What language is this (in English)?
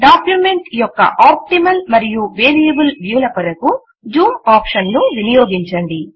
Telugu